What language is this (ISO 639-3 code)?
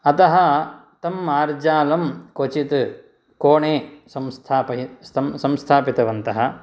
san